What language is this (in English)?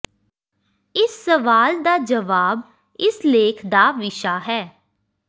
Punjabi